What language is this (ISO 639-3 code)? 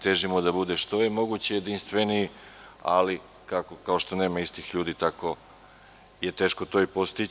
srp